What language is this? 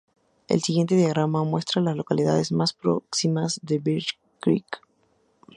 Spanish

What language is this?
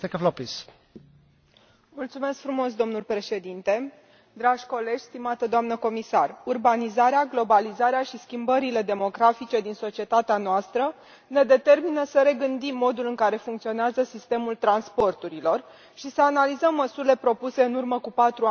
Romanian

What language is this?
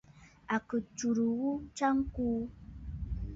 Bafut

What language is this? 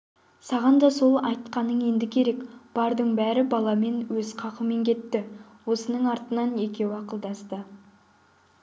Kazakh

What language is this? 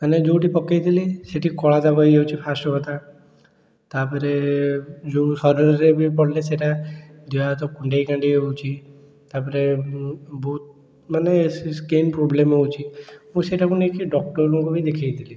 Odia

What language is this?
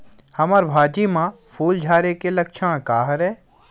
Chhattisgarhi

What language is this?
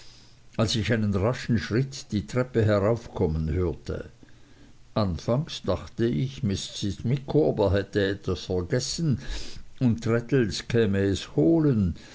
German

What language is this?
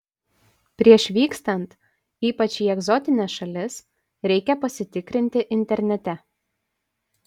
Lithuanian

